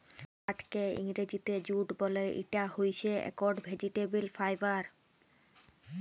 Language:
Bangla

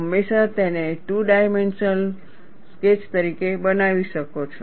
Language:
Gujarati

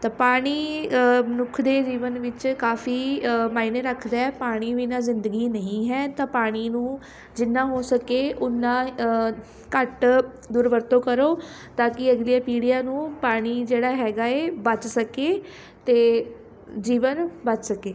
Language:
Punjabi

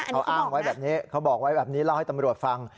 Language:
Thai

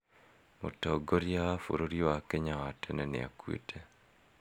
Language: Kikuyu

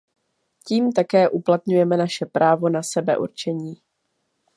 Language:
Czech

